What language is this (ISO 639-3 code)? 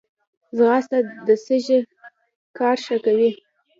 pus